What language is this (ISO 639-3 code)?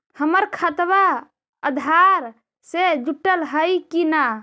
mag